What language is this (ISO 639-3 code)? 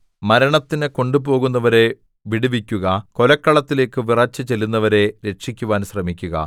mal